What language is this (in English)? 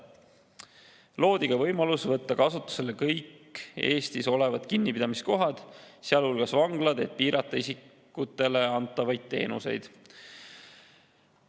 Estonian